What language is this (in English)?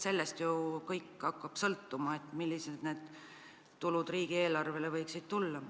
Estonian